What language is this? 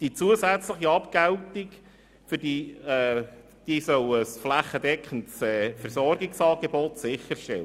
Swiss German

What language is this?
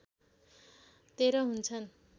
Nepali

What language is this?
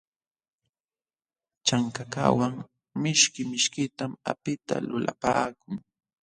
Jauja Wanca Quechua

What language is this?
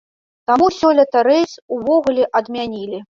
Belarusian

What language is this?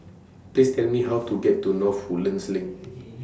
English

